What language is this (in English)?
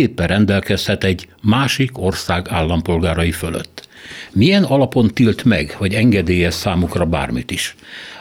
Hungarian